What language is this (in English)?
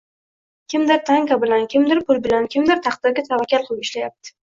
Uzbek